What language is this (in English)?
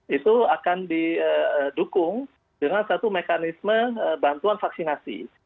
Indonesian